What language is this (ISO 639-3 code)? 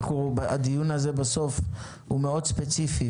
heb